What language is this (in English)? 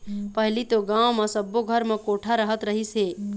Chhattisgarhi